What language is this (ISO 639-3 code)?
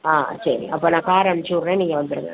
tam